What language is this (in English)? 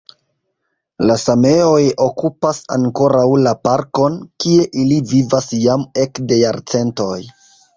Esperanto